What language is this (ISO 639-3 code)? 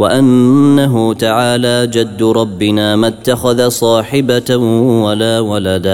ara